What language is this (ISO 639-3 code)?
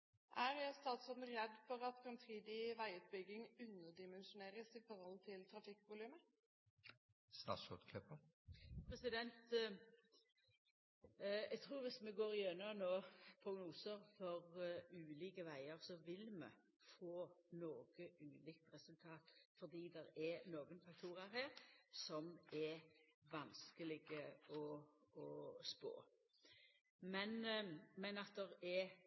nor